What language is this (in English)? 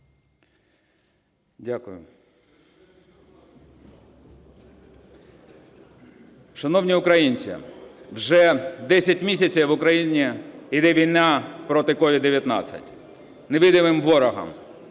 Ukrainian